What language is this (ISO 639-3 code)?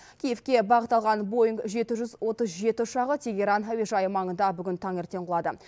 kaz